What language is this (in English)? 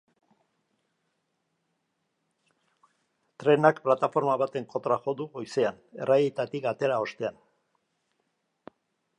Basque